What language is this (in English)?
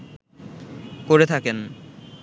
Bangla